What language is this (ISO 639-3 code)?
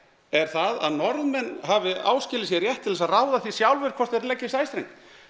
isl